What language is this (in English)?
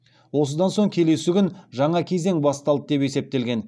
Kazakh